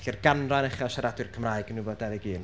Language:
Welsh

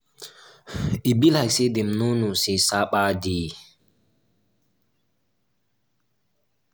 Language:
Nigerian Pidgin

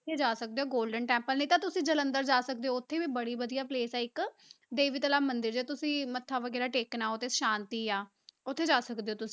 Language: Punjabi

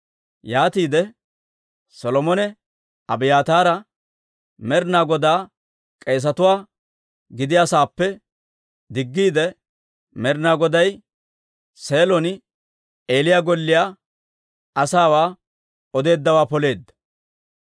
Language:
Dawro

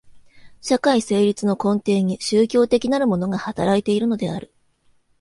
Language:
Japanese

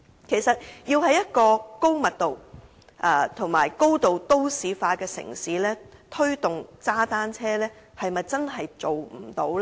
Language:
Cantonese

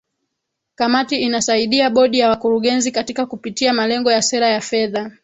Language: Swahili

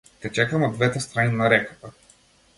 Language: Macedonian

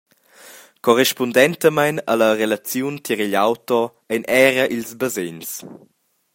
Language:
Romansh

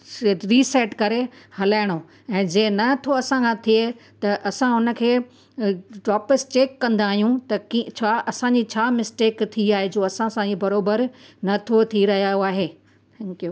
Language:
Sindhi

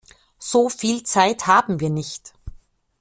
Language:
German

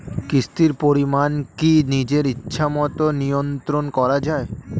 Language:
Bangla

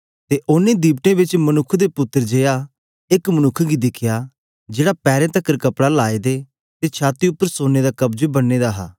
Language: Dogri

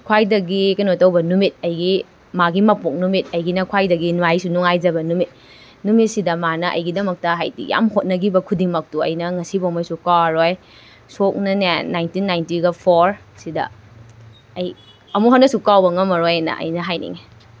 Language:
Manipuri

